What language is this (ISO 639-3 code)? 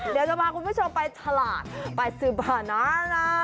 tha